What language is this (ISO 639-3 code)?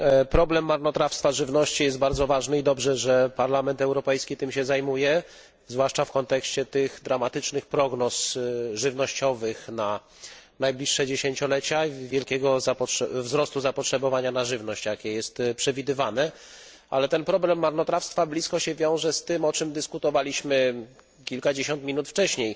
pol